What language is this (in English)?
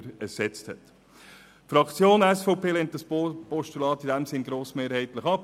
Swiss German